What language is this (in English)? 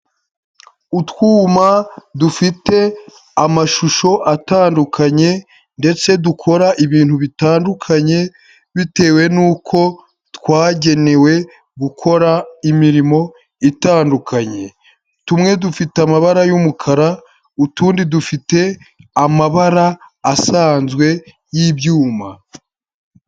Kinyarwanda